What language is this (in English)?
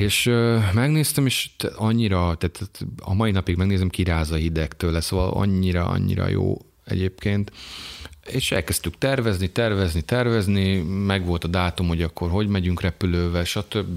Hungarian